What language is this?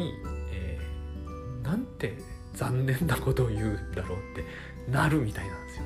Japanese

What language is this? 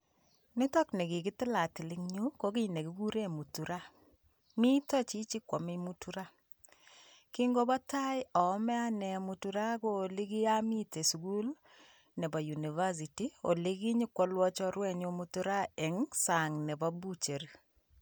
Kalenjin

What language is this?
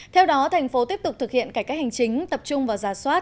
Vietnamese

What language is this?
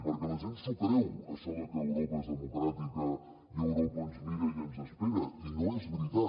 Catalan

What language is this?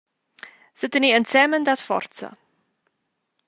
Romansh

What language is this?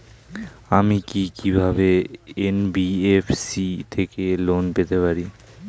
Bangla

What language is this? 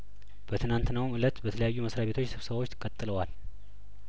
Amharic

